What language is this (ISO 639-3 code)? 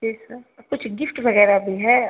urd